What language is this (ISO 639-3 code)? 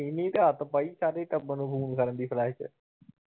pan